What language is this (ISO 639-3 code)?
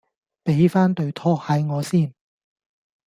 yue